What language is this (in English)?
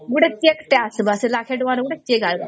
Odia